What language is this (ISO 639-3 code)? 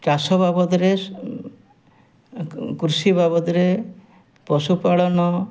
ori